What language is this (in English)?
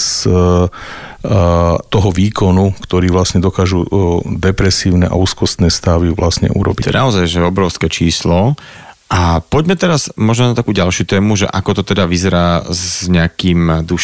Slovak